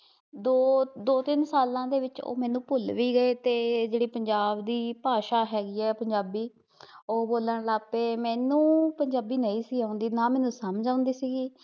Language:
Punjabi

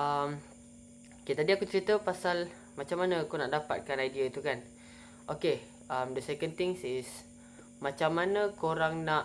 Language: Malay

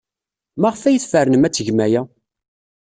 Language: Kabyle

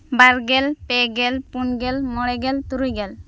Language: Santali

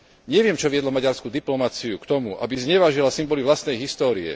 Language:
Slovak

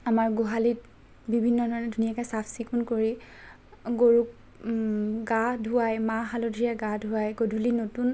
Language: Assamese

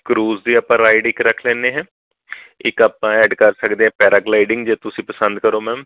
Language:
Punjabi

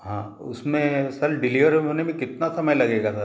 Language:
Hindi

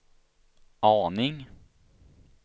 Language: Swedish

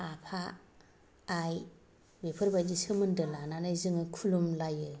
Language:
Bodo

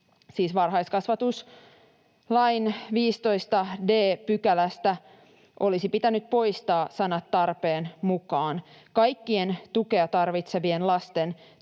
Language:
Finnish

